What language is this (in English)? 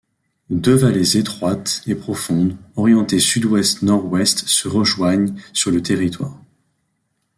French